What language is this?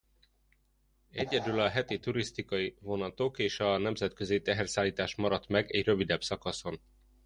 Hungarian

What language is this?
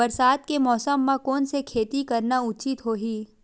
Chhattisgarhi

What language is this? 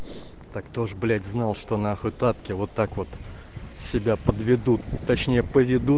Russian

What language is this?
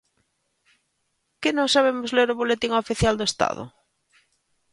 Galician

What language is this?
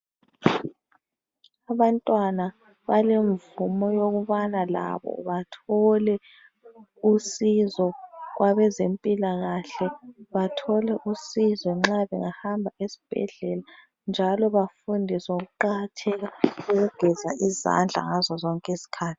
North Ndebele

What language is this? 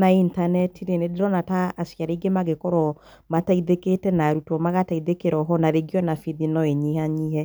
Kikuyu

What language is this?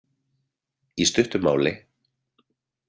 Icelandic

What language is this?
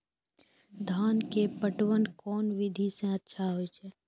Maithili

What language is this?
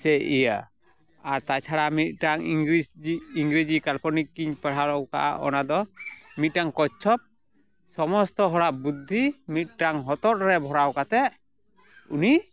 Santali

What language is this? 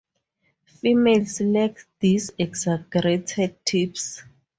English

